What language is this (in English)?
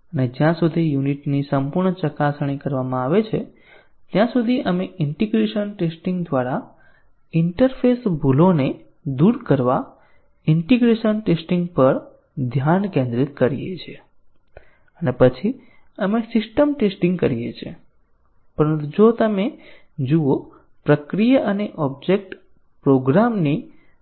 Gujarati